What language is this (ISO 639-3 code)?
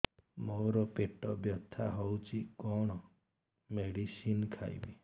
ori